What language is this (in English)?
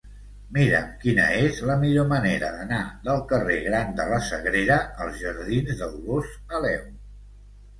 Catalan